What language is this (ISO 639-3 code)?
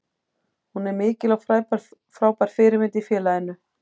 isl